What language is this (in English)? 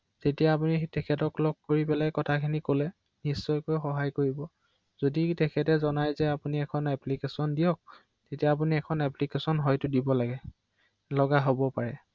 Assamese